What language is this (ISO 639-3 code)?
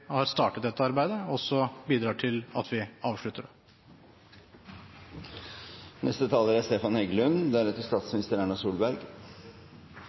nob